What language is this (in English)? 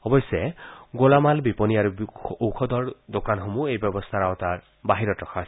Assamese